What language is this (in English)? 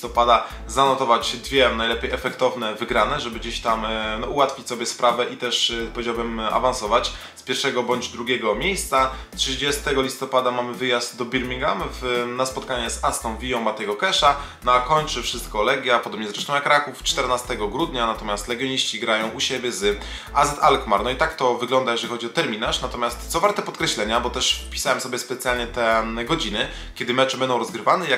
Polish